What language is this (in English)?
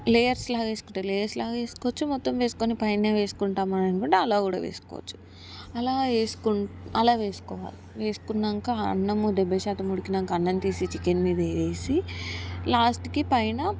Telugu